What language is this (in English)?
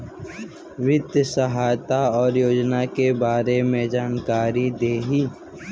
Bhojpuri